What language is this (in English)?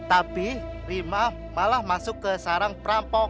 Indonesian